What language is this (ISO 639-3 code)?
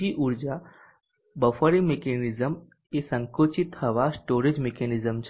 guj